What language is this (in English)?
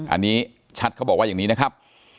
Thai